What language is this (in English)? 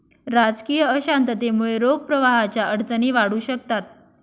Marathi